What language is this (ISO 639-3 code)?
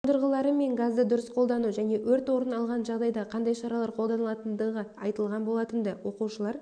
kaz